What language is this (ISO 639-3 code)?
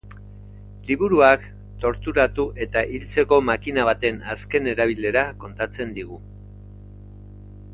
eus